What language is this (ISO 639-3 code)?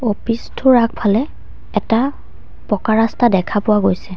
asm